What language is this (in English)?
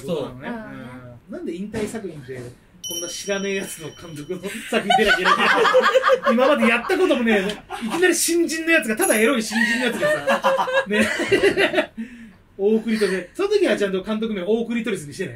Japanese